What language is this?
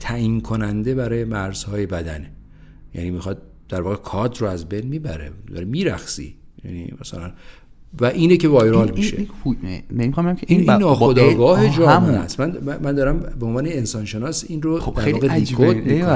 Persian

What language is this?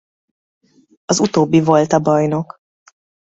Hungarian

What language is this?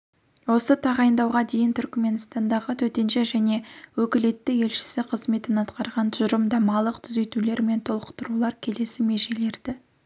Kazakh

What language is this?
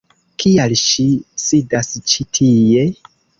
Esperanto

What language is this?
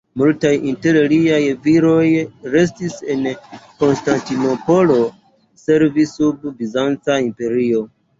Esperanto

